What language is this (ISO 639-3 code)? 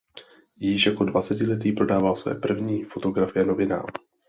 ces